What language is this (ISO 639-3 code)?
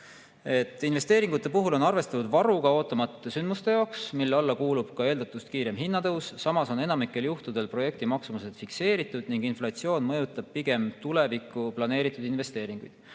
est